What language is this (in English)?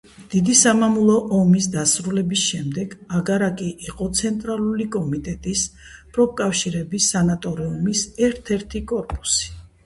Georgian